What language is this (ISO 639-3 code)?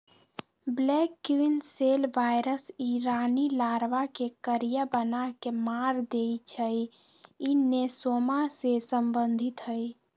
mag